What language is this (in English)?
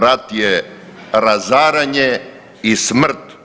Croatian